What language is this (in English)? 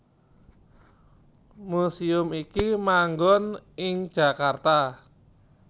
Javanese